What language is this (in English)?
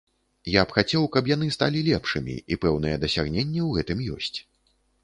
Belarusian